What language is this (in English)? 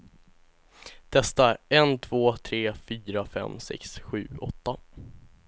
Swedish